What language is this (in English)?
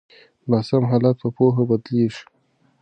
Pashto